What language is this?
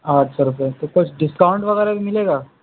Urdu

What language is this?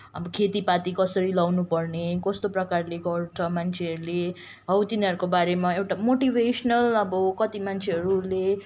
Nepali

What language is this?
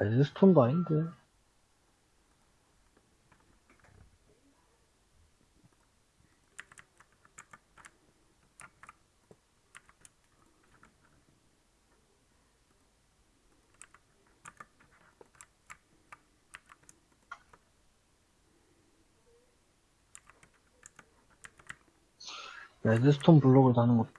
Korean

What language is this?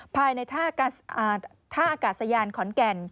Thai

